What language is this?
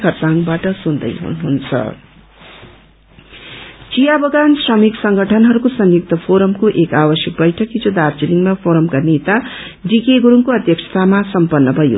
Nepali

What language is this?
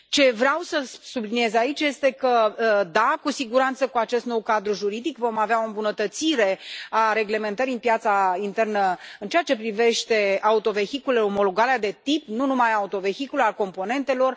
Romanian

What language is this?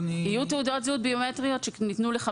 Hebrew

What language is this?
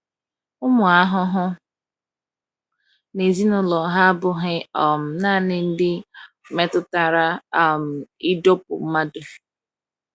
Igbo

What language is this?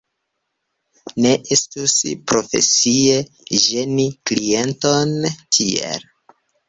Esperanto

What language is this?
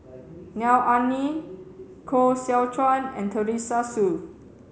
English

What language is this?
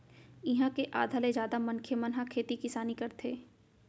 Chhattisgarhi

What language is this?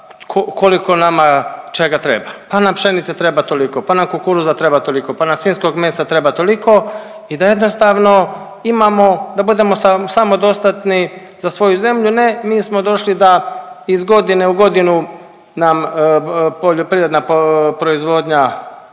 Croatian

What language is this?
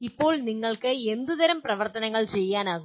Malayalam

